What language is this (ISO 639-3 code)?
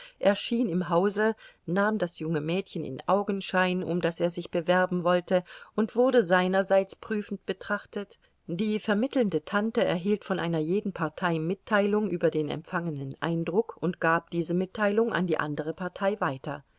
deu